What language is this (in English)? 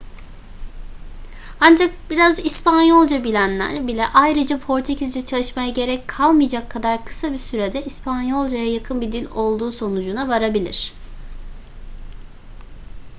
Turkish